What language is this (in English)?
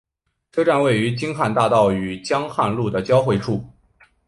Chinese